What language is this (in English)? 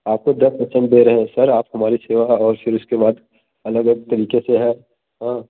Hindi